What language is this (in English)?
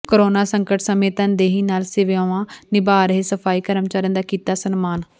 Punjabi